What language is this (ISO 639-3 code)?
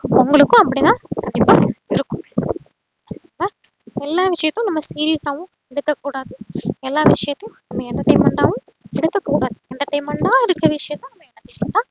tam